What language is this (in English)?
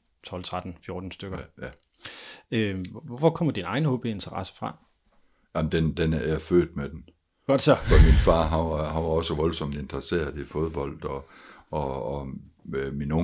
Danish